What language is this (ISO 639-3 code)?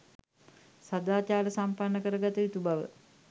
sin